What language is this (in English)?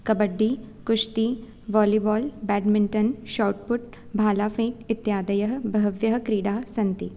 Sanskrit